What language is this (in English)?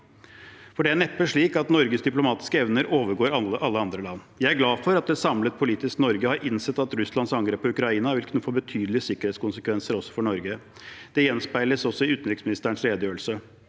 Norwegian